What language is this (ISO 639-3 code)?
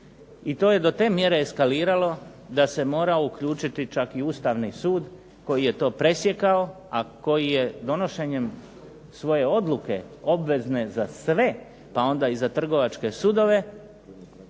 hrv